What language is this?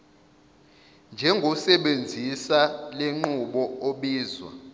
Zulu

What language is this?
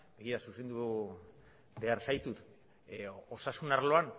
Basque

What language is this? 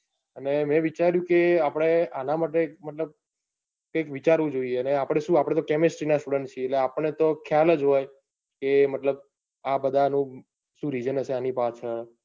Gujarati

